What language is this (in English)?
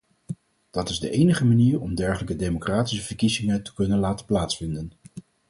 Dutch